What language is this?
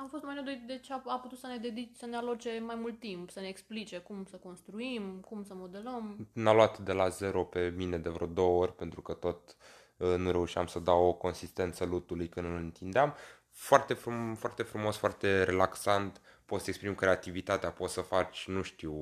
Romanian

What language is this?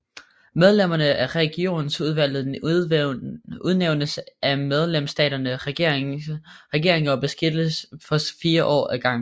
Danish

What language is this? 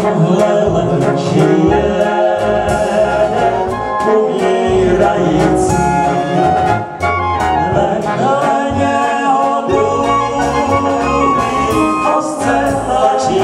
Ukrainian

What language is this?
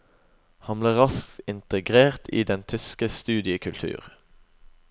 Norwegian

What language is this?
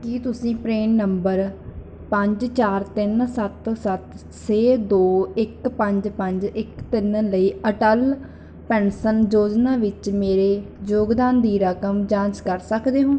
Punjabi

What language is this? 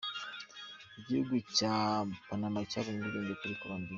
Kinyarwanda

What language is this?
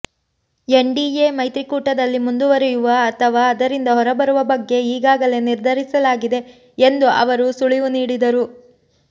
Kannada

